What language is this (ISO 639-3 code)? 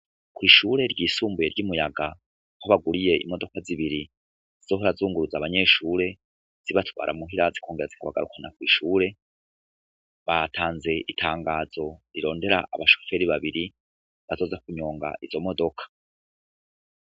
run